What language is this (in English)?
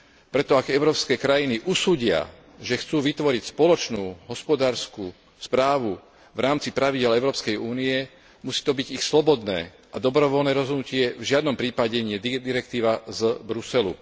Slovak